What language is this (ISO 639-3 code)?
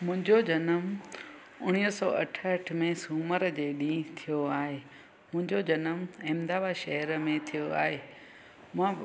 snd